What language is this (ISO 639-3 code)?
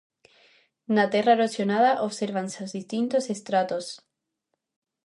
glg